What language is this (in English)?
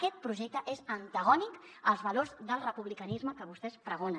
Catalan